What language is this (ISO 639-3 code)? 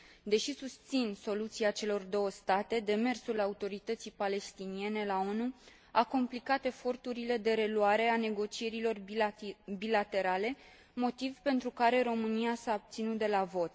ron